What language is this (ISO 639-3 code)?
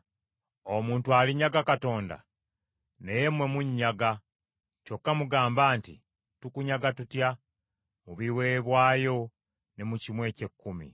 lug